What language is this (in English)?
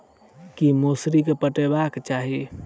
Maithili